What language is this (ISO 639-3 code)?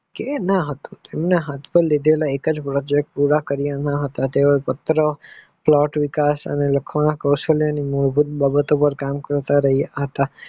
guj